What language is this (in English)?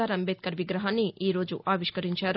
Telugu